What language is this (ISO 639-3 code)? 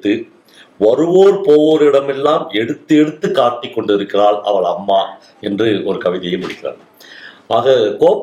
tam